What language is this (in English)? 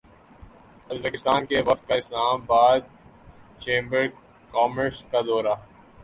Urdu